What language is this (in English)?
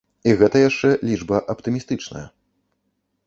Belarusian